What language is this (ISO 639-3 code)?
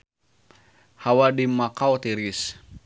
sun